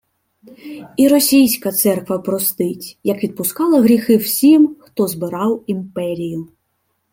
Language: Ukrainian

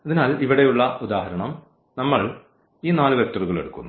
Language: Malayalam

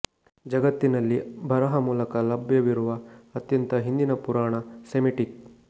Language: Kannada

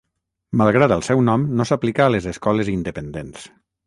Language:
Catalan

